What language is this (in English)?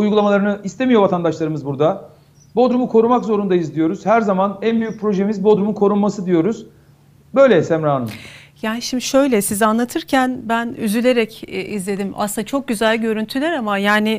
Turkish